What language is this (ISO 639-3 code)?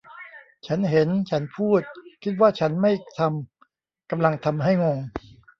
tha